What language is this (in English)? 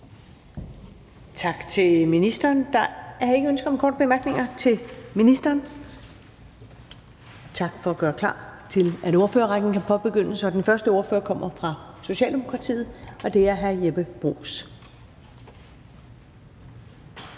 Danish